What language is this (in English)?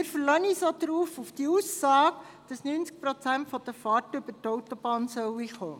Swiss German